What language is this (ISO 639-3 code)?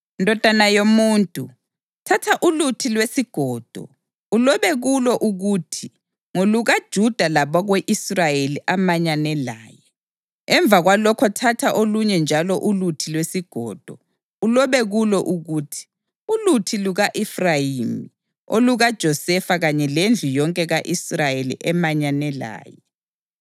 nde